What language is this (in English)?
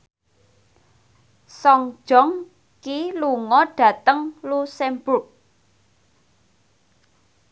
Javanese